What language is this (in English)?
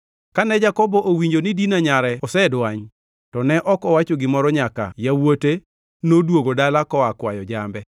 Luo (Kenya and Tanzania)